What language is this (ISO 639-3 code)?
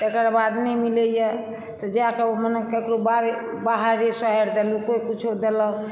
mai